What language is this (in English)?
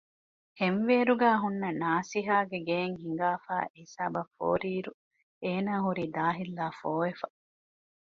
Divehi